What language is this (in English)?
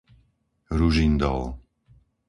Slovak